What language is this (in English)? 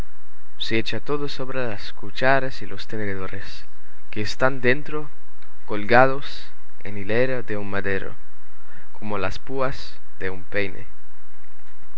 Spanish